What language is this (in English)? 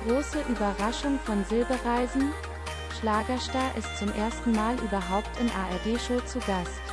German